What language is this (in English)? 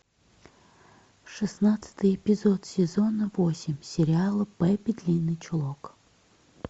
Russian